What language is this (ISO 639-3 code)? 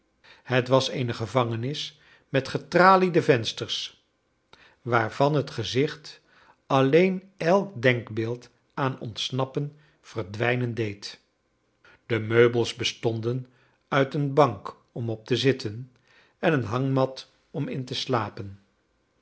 nld